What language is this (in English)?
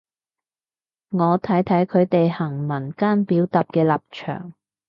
Cantonese